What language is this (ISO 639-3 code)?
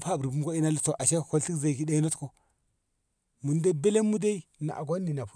nbh